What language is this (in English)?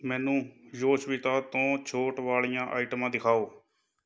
Punjabi